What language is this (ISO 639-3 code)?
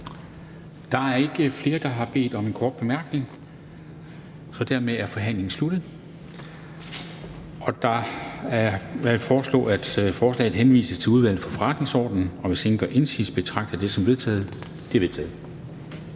dan